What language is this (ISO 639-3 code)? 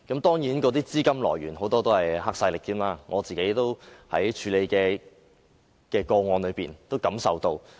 yue